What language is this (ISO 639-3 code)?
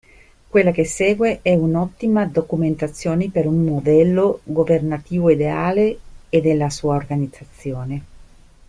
ita